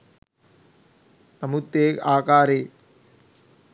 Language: Sinhala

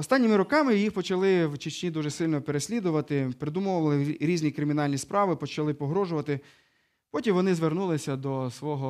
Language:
Ukrainian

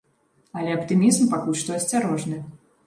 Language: Belarusian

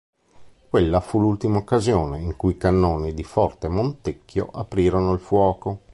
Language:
Italian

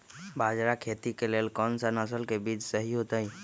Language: Magahi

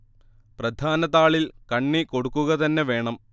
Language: Malayalam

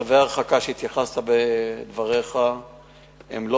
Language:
Hebrew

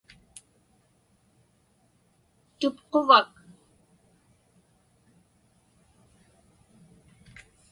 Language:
Inupiaq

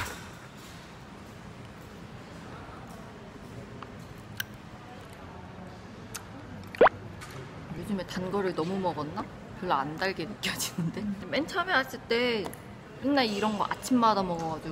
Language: Korean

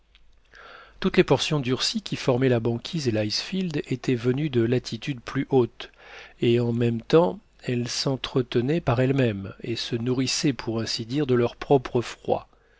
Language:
French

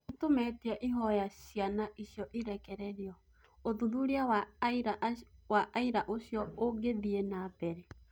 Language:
Kikuyu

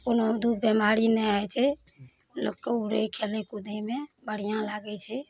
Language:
Maithili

